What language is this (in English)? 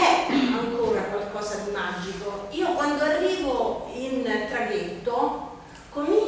Italian